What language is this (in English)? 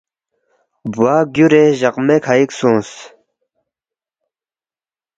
Balti